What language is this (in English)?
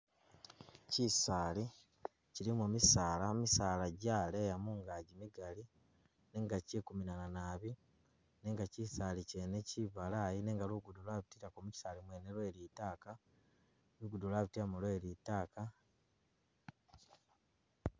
Masaaba